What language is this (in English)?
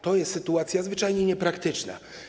Polish